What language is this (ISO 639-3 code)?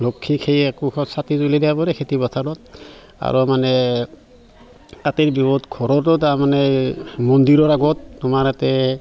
asm